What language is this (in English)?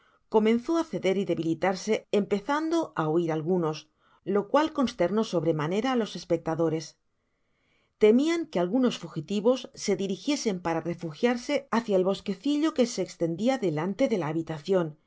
Spanish